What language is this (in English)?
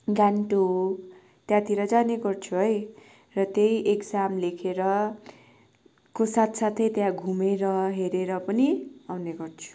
Nepali